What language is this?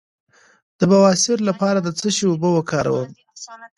Pashto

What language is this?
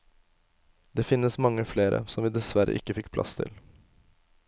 Norwegian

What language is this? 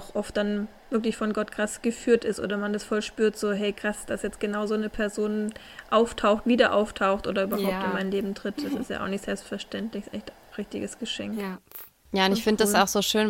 German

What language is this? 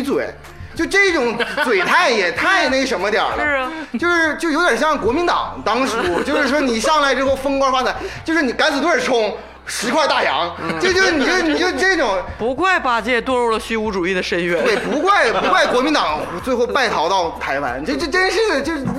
Chinese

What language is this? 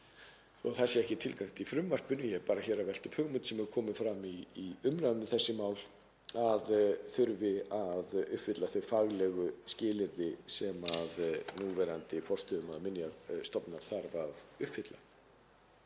Icelandic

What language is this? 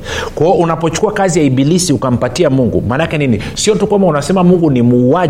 Swahili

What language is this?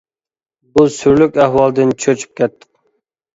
Uyghur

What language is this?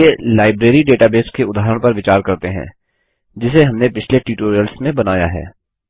Hindi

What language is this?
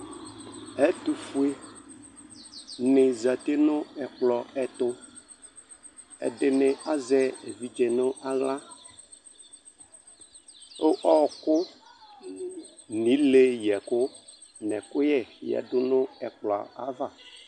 Ikposo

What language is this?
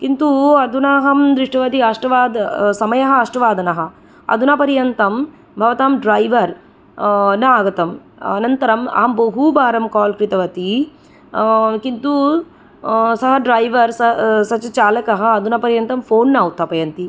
Sanskrit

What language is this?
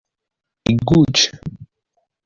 Kabyle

